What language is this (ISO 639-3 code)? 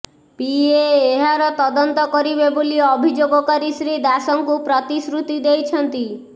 ori